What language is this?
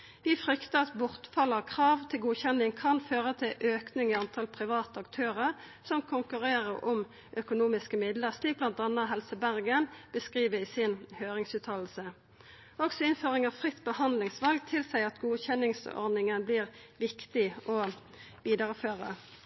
Norwegian Nynorsk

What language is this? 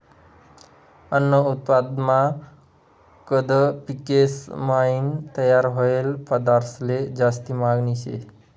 Marathi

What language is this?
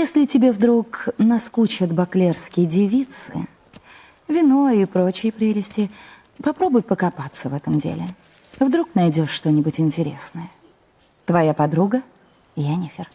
Russian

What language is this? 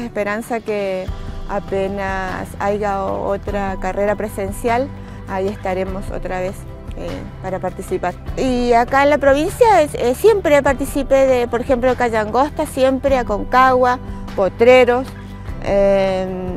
Spanish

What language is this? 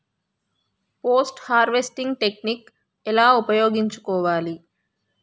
Telugu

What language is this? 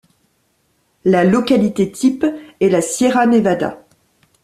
French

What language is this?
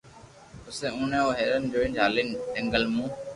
Loarki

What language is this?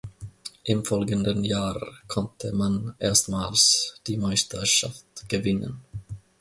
German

